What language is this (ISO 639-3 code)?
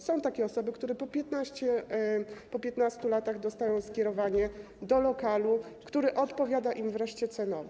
pol